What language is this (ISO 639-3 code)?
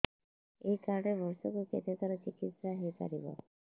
ori